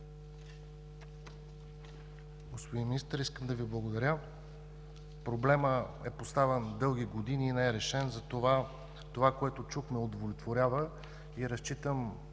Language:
Bulgarian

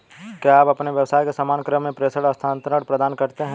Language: Hindi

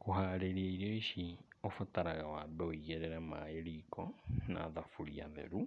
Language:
Kikuyu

